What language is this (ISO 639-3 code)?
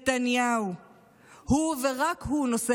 heb